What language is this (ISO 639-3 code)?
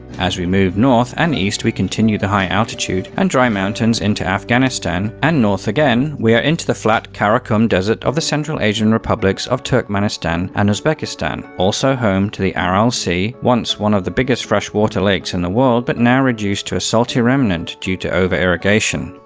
eng